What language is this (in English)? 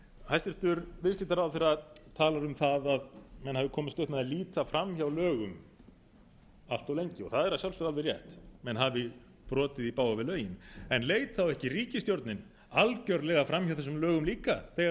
Icelandic